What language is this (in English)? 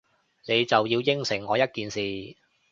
Cantonese